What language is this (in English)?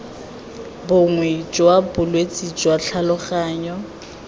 Tswana